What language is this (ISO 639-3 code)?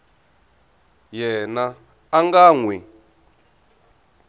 tso